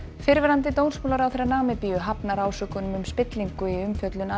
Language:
Icelandic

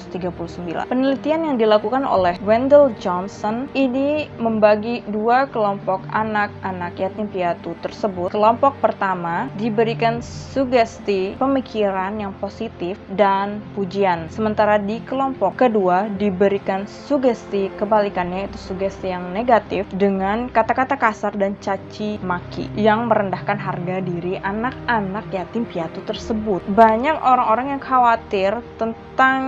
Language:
Indonesian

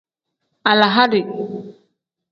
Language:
Tem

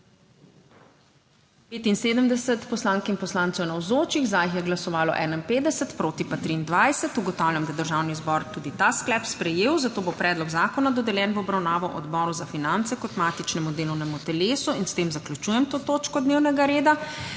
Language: Slovenian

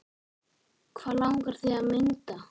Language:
Icelandic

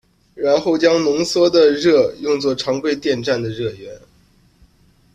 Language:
Chinese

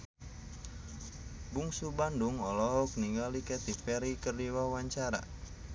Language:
Sundanese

